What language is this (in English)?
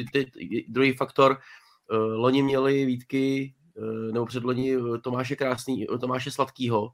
Czech